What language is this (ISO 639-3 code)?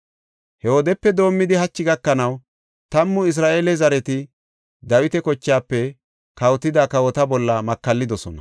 gof